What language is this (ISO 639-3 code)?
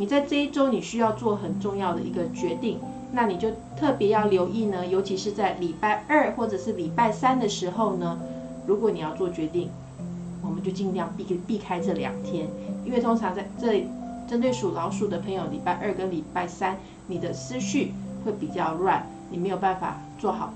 zho